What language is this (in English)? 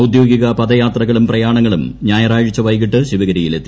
Malayalam